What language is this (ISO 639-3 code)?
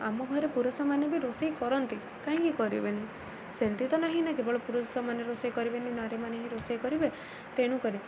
ori